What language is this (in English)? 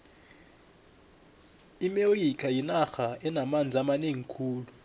South Ndebele